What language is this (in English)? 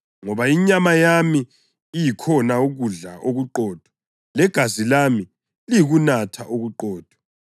North Ndebele